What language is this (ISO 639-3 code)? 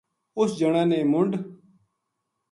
gju